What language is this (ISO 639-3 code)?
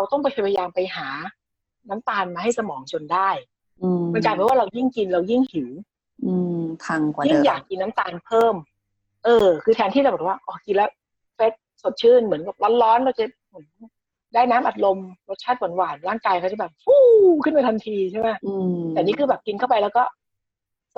tha